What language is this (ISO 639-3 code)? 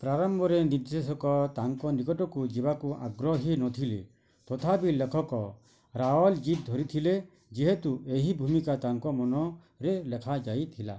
ori